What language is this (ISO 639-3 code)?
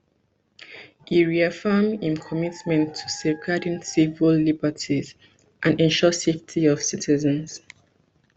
pcm